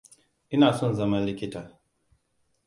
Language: Hausa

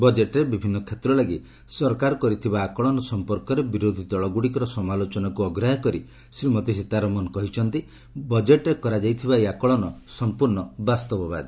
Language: Odia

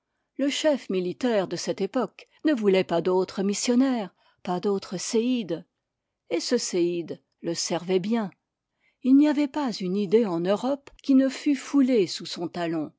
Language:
French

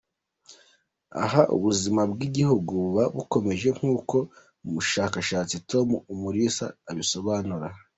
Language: Kinyarwanda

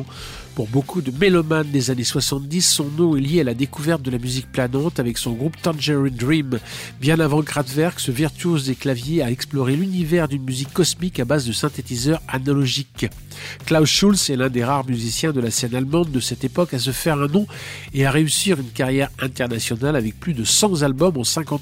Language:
French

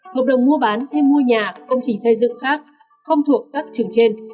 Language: Vietnamese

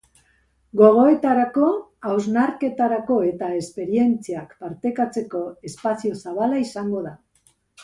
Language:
Basque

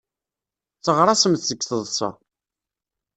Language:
Kabyle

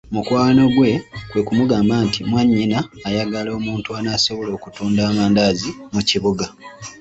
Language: Ganda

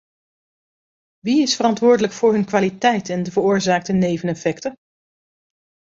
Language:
Dutch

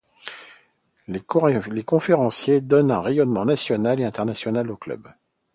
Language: French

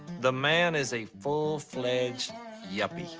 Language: English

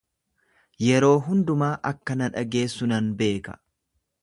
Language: Oromo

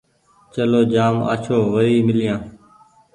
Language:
Goaria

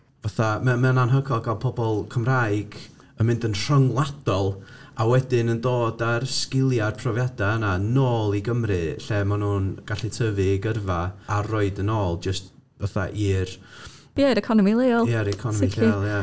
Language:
Welsh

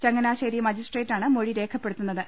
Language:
Malayalam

